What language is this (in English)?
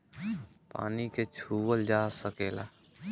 Bhojpuri